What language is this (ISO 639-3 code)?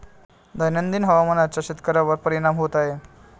mar